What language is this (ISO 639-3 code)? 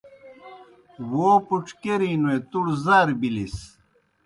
plk